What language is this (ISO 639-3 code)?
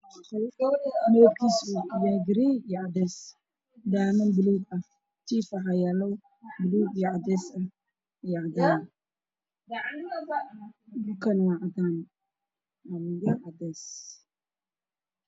som